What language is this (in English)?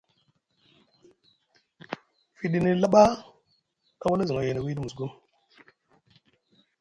Musgu